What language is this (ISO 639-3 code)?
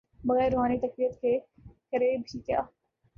urd